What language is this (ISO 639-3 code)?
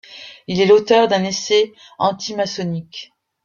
fra